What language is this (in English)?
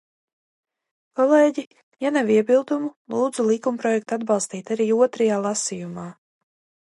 Latvian